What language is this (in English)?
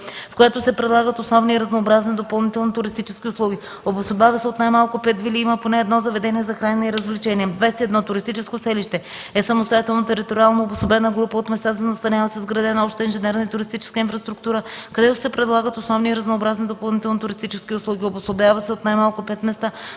Bulgarian